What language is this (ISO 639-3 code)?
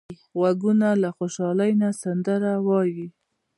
pus